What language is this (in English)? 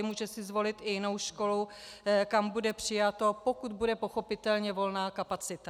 Czech